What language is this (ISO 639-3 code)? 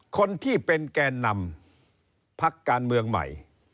tha